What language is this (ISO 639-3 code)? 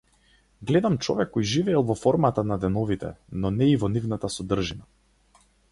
mkd